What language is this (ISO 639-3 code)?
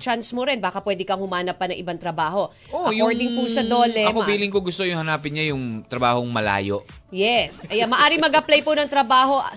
fil